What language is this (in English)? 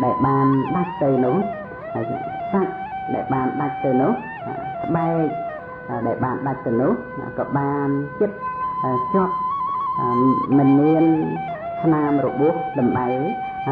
Thai